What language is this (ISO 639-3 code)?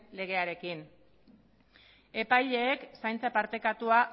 eus